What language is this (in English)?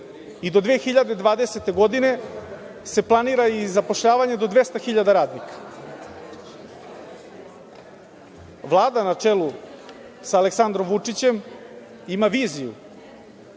Serbian